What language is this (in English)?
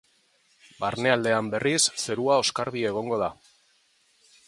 Basque